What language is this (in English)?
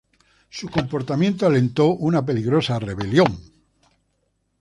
Spanish